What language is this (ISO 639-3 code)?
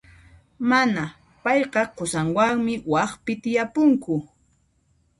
qxp